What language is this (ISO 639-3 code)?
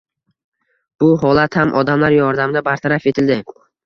uzb